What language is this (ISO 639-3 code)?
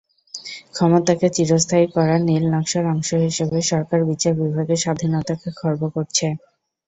ben